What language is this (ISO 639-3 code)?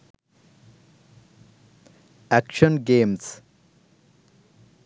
sin